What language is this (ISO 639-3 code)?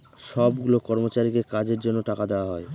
ben